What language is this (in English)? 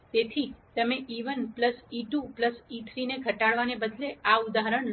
Gujarati